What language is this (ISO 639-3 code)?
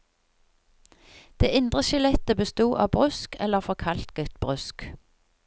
nor